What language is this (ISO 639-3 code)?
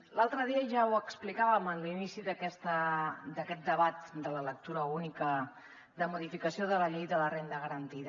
cat